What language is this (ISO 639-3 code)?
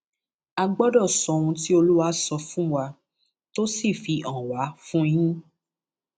yor